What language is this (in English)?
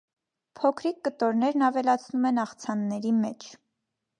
Armenian